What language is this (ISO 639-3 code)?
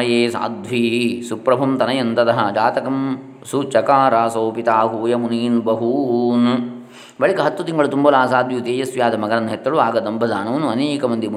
kan